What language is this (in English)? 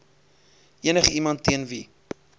Afrikaans